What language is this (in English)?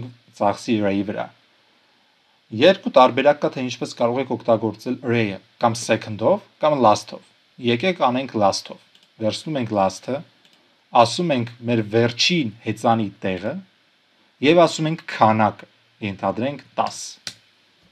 Romanian